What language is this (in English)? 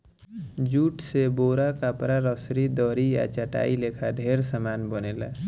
Bhojpuri